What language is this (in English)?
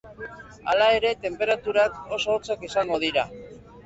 Basque